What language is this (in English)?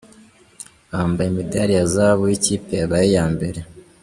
Kinyarwanda